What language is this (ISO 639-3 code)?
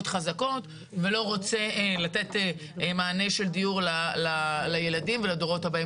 heb